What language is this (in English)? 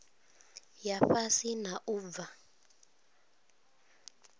Venda